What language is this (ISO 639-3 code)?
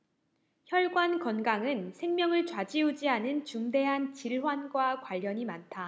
kor